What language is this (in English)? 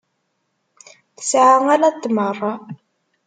Kabyle